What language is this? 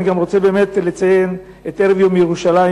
Hebrew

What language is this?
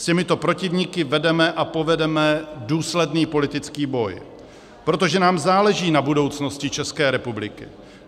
Czech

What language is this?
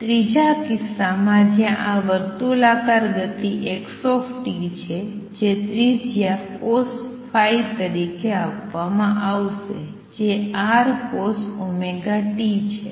Gujarati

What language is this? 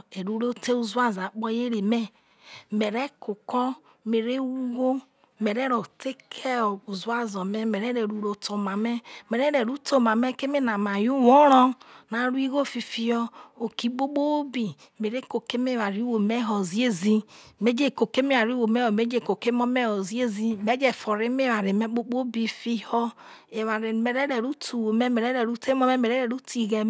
Isoko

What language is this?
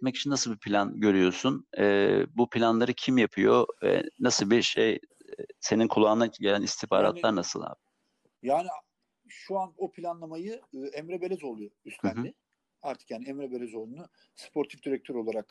Turkish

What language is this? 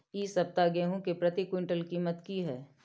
Maithili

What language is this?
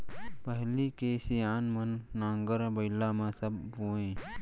Chhattisgarhi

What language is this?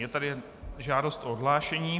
Czech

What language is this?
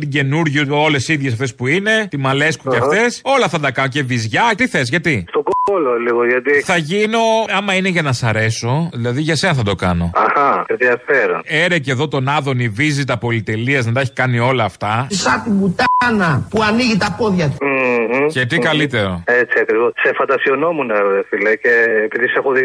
Greek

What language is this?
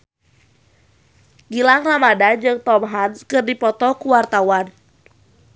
Sundanese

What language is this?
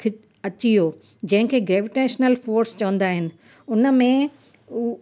Sindhi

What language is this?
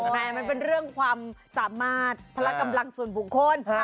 Thai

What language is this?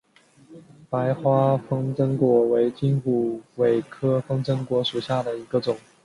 Chinese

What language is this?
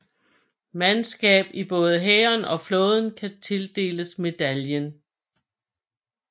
Danish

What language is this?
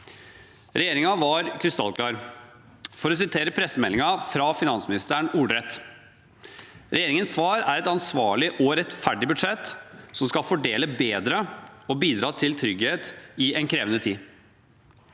Norwegian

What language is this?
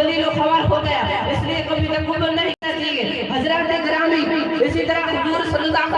Hindi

